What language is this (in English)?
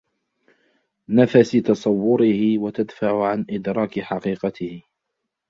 Arabic